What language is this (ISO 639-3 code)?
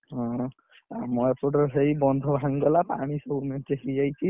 ori